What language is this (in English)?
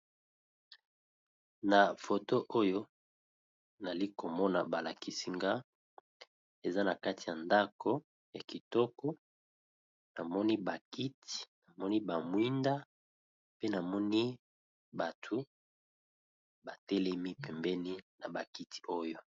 Lingala